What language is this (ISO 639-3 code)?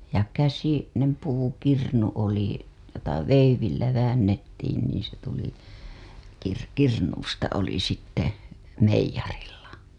fin